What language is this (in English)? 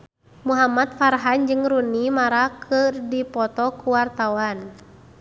Sundanese